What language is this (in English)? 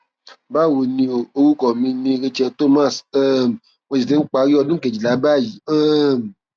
Yoruba